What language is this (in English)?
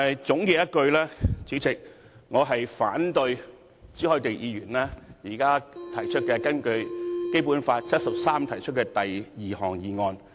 Cantonese